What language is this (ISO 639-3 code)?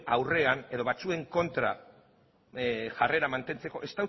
eus